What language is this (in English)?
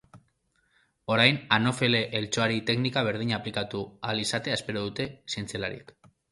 Basque